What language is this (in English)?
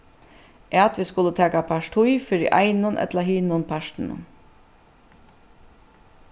Faroese